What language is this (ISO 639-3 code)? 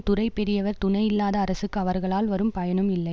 tam